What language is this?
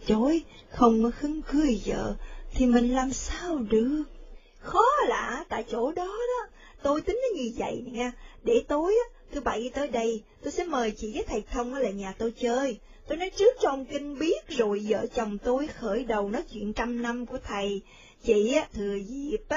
Vietnamese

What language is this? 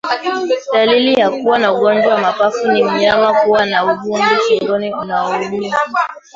Swahili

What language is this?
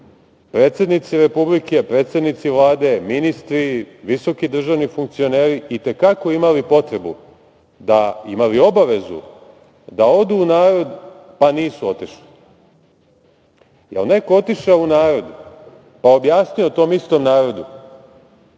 Serbian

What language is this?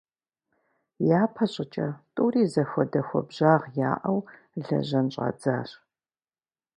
Kabardian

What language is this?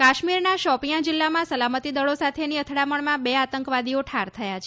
Gujarati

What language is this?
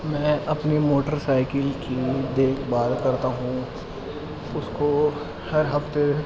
Urdu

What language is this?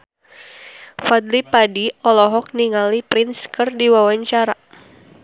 Sundanese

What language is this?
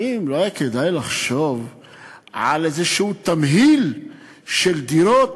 Hebrew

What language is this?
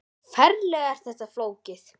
Icelandic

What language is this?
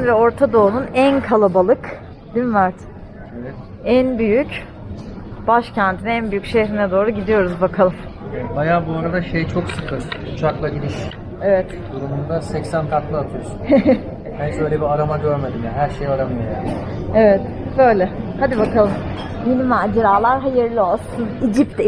Turkish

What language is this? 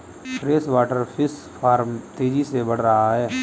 Hindi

